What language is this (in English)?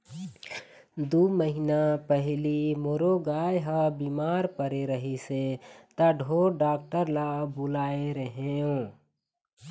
Chhattisgarhi